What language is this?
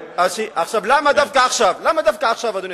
Hebrew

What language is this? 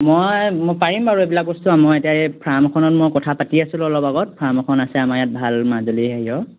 Assamese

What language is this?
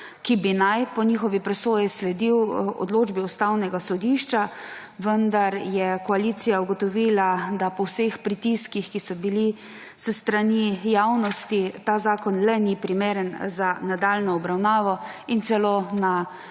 Slovenian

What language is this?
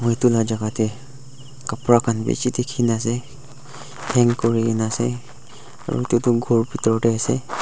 Naga Pidgin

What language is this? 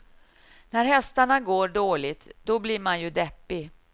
Swedish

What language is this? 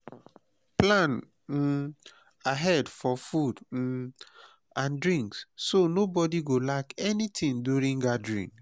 Nigerian Pidgin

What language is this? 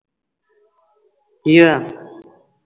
Punjabi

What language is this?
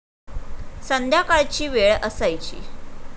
Marathi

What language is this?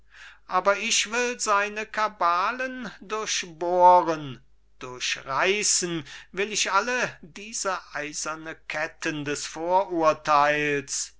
German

